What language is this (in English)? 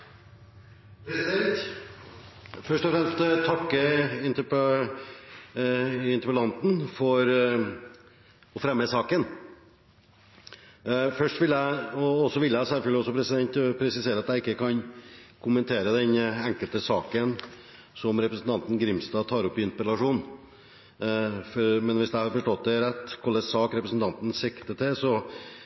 Norwegian Bokmål